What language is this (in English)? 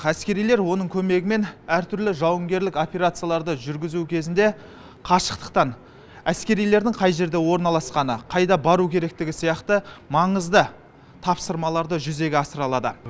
Kazakh